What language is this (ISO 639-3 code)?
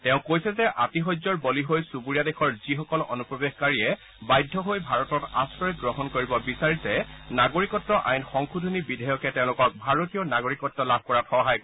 asm